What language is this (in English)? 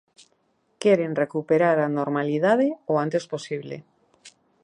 Galician